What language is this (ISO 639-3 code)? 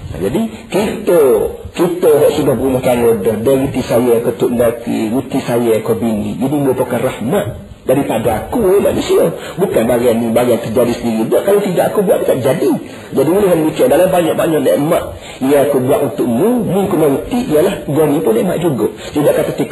msa